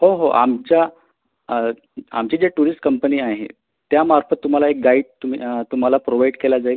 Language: Marathi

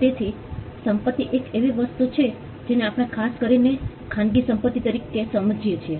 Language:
Gujarati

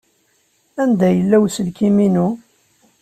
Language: Kabyle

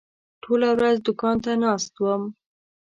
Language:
Pashto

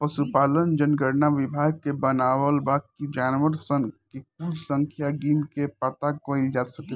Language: Bhojpuri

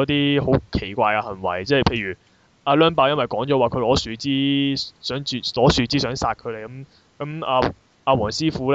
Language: Chinese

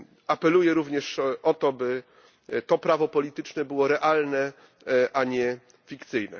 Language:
Polish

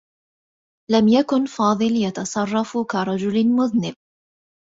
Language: Arabic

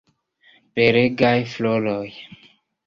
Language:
Esperanto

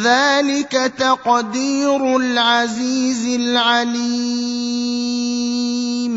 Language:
Arabic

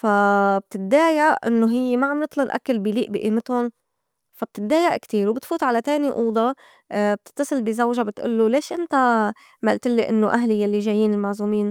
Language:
North Levantine Arabic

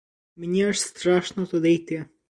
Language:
Ukrainian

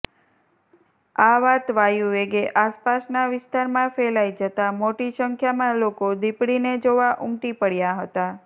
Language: Gujarati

